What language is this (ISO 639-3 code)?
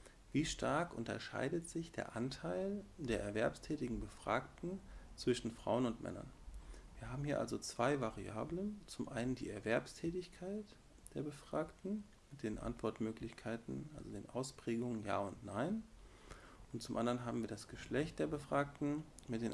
deu